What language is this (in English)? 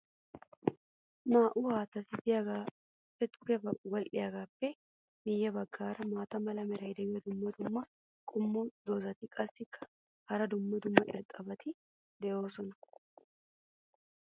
Wolaytta